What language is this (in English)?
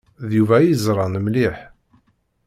Kabyle